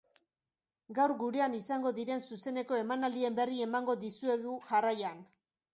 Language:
Basque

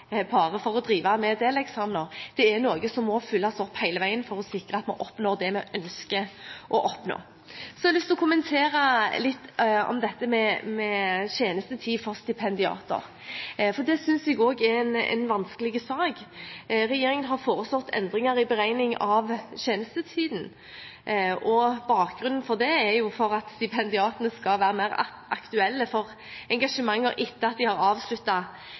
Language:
Norwegian Bokmål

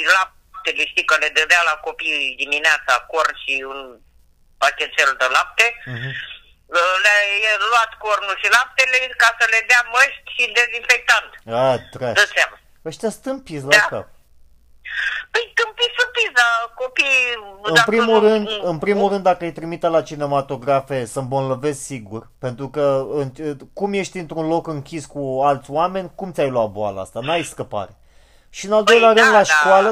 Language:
Romanian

